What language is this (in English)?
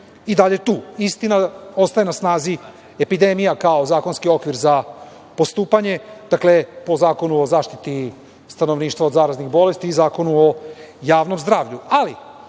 Serbian